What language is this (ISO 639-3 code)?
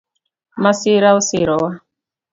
luo